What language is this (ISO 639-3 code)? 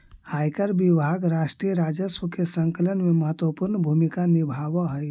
mag